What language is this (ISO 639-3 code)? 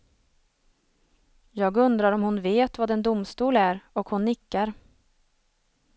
swe